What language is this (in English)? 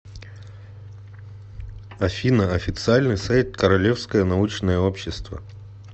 Russian